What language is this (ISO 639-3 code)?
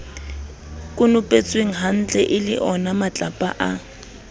sot